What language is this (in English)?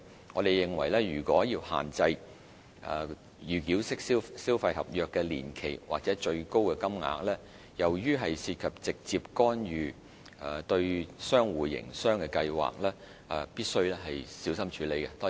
Cantonese